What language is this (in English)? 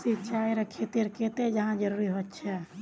Magahi